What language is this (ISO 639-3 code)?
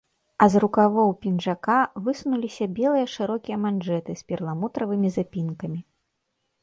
bel